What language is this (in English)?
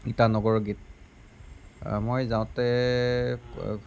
Assamese